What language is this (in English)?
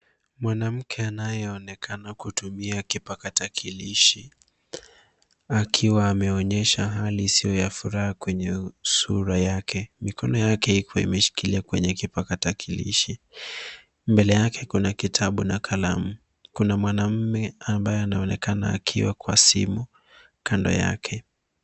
Swahili